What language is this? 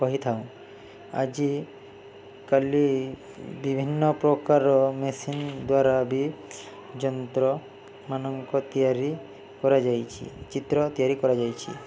Odia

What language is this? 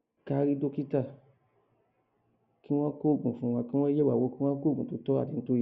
Yoruba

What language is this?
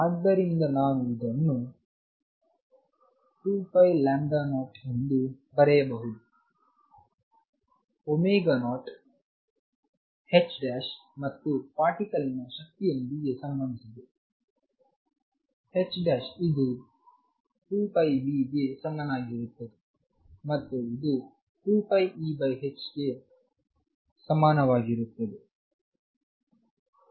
Kannada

